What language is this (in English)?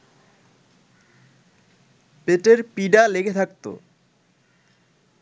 Bangla